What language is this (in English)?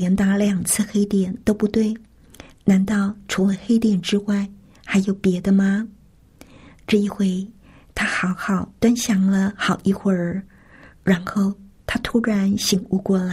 Chinese